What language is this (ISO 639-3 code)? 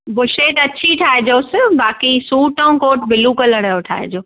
snd